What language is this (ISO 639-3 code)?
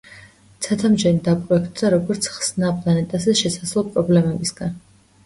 kat